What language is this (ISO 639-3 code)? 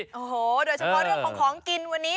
tha